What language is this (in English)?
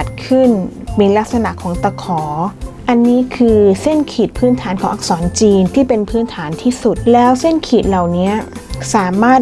Thai